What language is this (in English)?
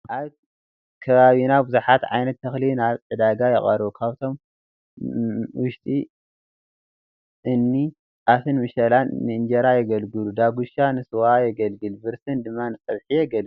Tigrinya